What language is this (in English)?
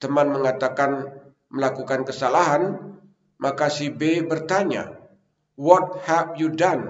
Indonesian